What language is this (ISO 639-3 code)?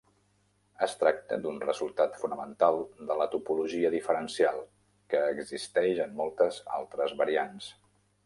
cat